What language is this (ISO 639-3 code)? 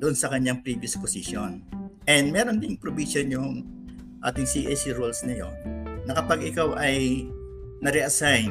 fil